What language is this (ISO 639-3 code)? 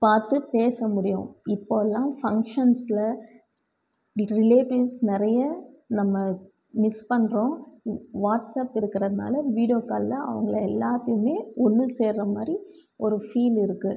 tam